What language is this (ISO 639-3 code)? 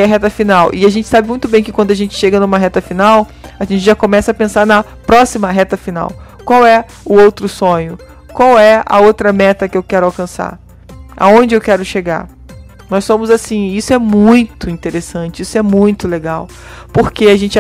por